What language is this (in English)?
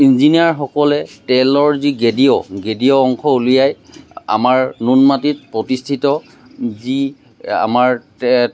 Assamese